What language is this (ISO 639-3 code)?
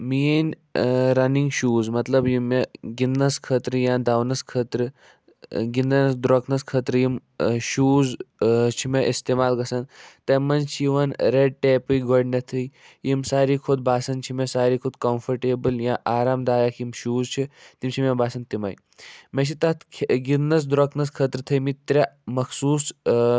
kas